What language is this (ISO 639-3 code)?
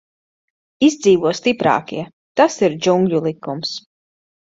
lav